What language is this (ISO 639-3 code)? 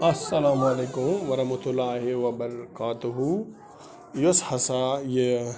kas